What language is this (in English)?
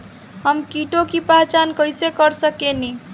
Bhojpuri